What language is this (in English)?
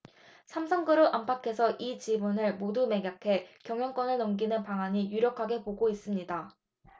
Korean